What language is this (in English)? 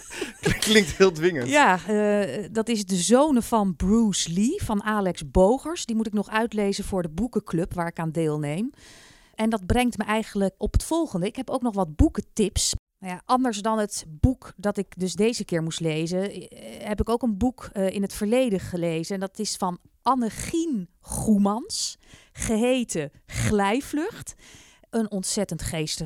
Dutch